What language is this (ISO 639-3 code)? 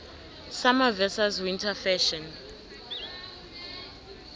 nbl